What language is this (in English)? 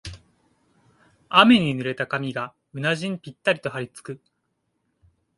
Japanese